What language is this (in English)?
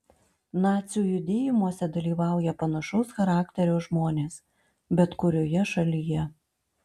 Lithuanian